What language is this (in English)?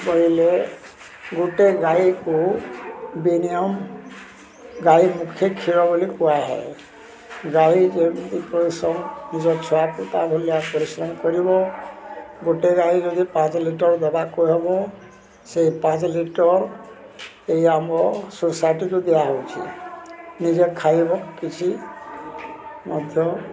Odia